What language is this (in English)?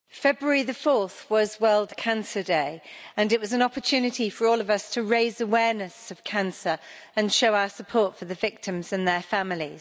English